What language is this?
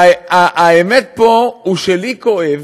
Hebrew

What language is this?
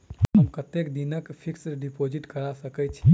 Maithili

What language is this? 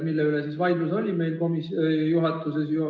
Estonian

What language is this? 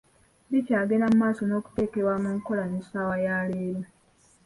Ganda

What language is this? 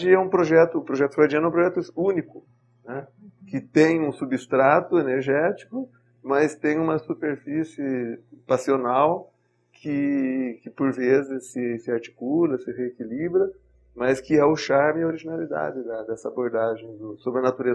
Portuguese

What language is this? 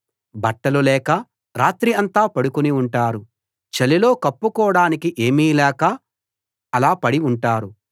Telugu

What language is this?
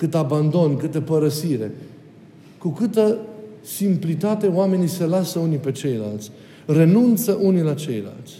Romanian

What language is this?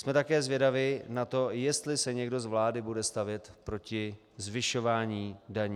Czech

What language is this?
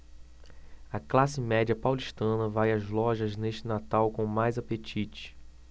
Portuguese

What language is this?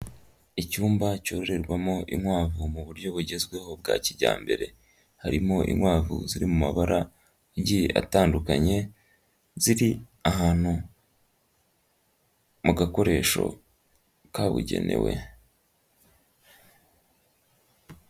Kinyarwanda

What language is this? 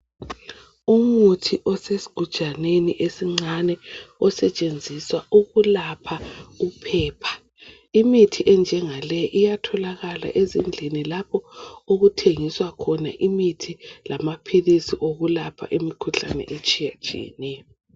North Ndebele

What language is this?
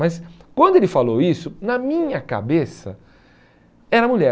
Portuguese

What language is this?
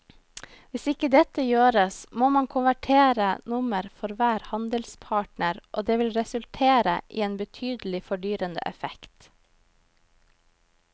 Norwegian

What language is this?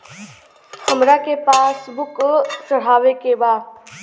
Bhojpuri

